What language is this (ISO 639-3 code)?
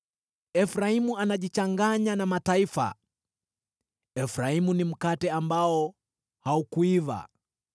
swa